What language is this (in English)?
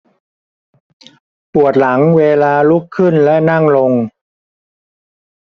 Thai